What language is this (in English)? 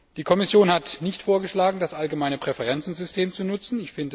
German